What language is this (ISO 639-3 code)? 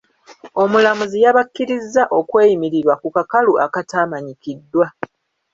lug